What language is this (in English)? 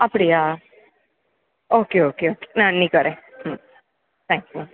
Tamil